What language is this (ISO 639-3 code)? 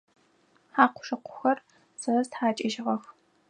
ady